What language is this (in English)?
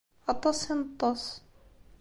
Kabyle